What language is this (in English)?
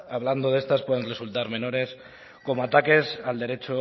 Spanish